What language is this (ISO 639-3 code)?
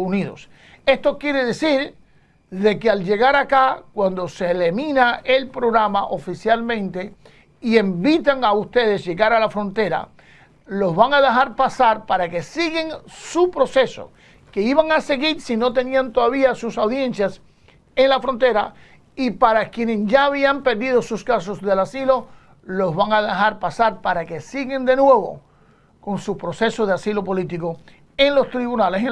spa